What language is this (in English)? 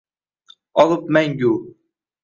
Uzbek